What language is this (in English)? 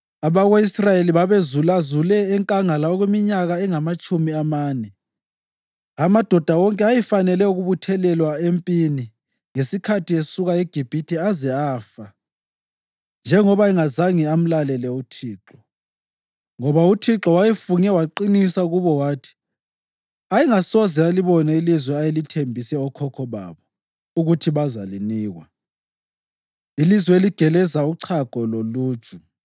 North Ndebele